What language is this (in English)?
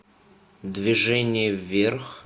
Russian